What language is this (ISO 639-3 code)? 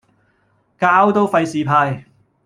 yue